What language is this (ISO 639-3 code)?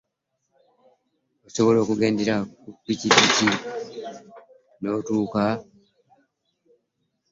lug